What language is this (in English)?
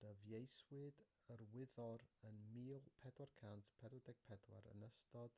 Welsh